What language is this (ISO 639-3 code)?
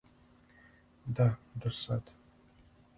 srp